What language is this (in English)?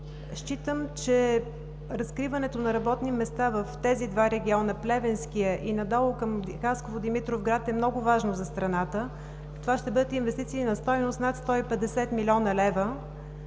Bulgarian